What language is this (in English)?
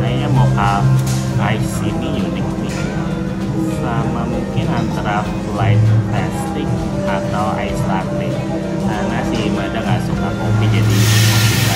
Indonesian